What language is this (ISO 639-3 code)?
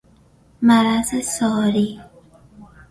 fas